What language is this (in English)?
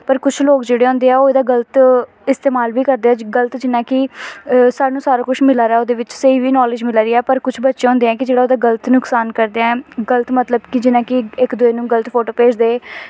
Dogri